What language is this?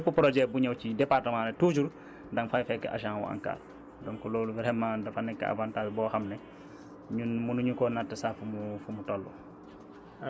Wolof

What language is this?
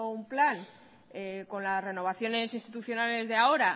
Spanish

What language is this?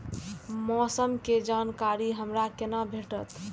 Maithili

